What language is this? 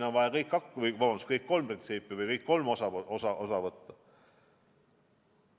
Estonian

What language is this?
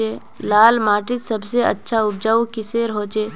Magahi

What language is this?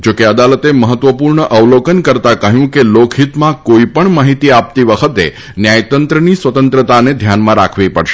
Gujarati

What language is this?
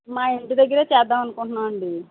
Telugu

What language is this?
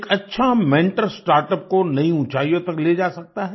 Hindi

